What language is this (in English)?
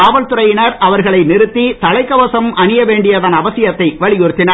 Tamil